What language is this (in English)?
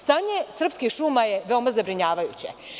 Serbian